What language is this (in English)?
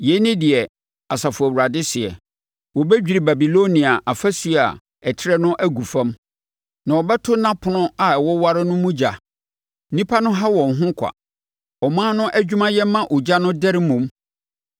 Akan